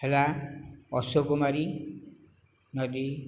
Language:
Odia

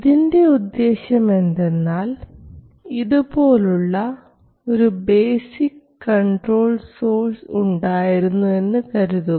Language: Malayalam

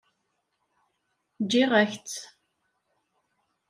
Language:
Kabyle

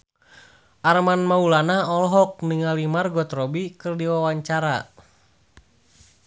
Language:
Sundanese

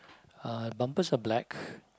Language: English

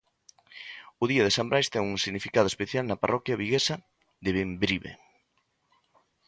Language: Galician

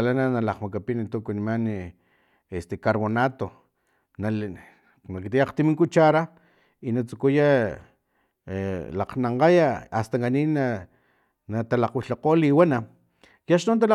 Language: Filomena Mata-Coahuitlán Totonac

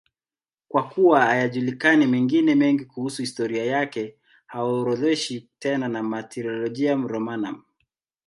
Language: Swahili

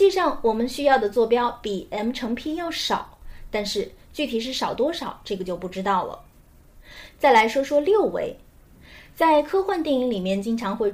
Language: Chinese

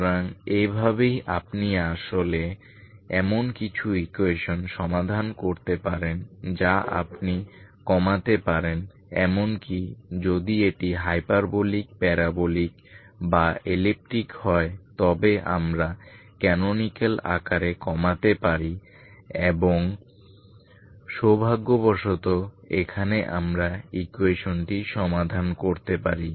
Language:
Bangla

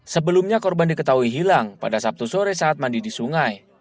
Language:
Indonesian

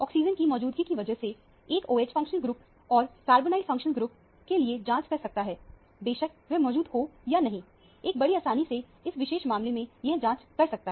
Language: Hindi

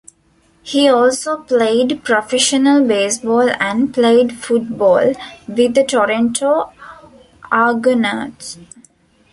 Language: English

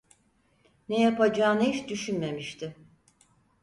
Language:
Turkish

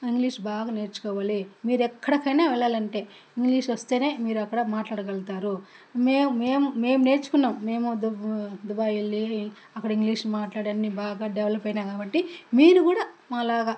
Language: Telugu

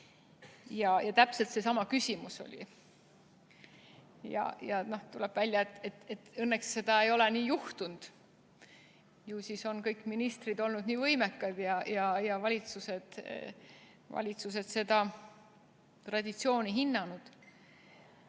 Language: Estonian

